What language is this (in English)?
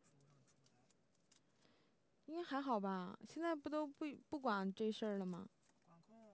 Chinese